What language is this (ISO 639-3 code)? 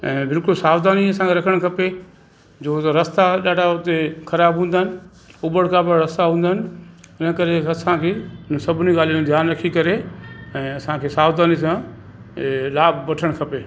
snd